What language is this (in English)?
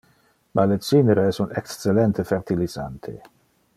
Interlingua